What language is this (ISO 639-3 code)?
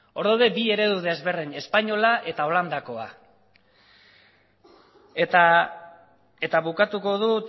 eus